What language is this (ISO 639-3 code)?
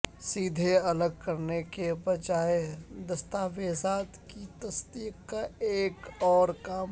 urd